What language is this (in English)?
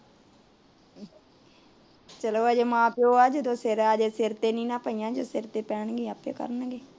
Punjabi